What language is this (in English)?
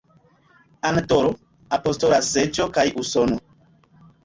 Esperanto